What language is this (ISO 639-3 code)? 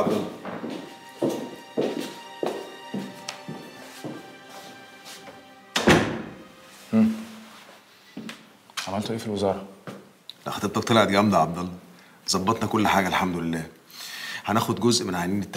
ara